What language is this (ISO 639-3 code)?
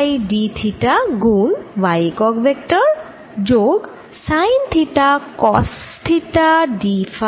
ben